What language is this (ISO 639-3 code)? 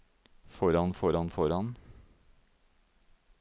nor